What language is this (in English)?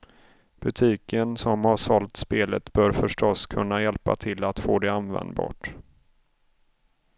Swedish